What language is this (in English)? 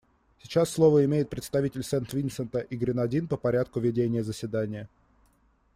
Russian